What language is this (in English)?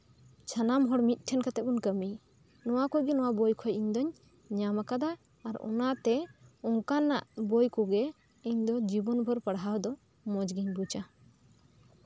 Santali